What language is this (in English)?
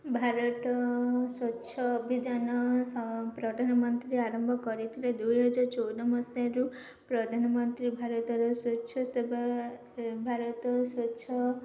Odia